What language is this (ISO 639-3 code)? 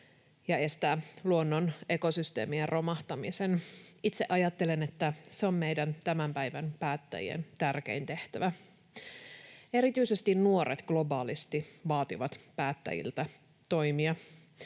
fin